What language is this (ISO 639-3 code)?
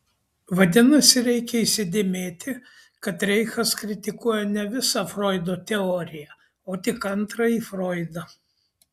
lit